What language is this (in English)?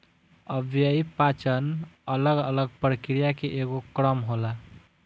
Bhojpuri